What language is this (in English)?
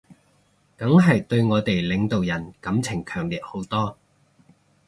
Cantonese